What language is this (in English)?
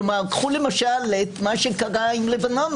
Hebrew